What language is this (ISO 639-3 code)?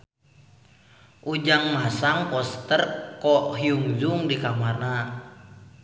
sun